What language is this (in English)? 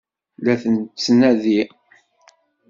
Kabyle